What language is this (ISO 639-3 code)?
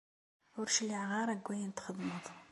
kab